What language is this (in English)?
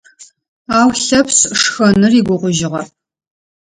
Adyghe